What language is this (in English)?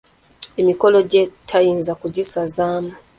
Ganda